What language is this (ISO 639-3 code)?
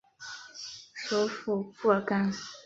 zho